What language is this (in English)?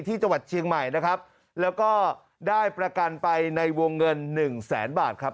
Thai